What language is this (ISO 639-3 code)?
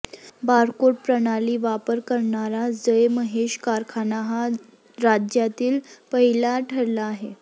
mar